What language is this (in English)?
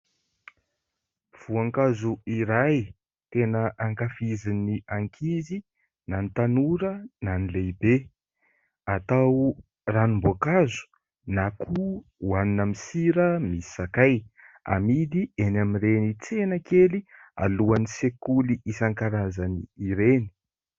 Malagasy